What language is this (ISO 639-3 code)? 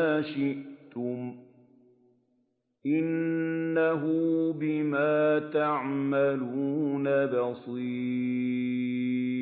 ara